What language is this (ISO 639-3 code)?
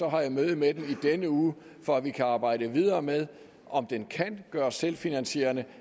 dan